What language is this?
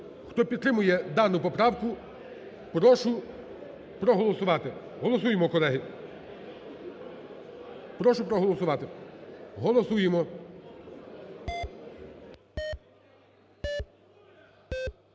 Ukrainian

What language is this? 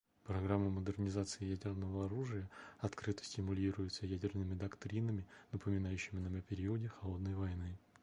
Russian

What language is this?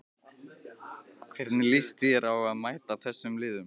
Icelandic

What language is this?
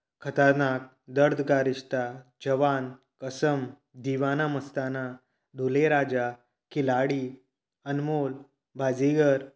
Konkani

